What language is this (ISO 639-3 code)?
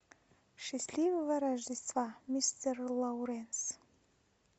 rus